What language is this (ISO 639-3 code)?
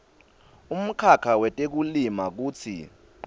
ssw